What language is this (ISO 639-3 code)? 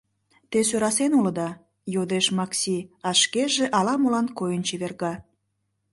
chm